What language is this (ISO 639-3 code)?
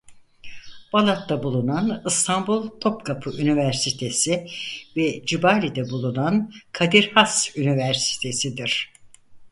tur